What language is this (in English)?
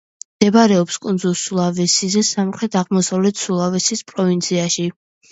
Georgian